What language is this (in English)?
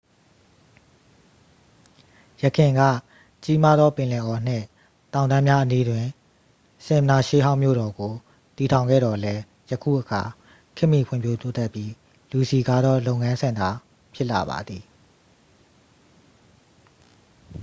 Burmese